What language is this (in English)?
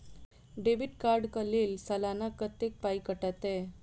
Maithili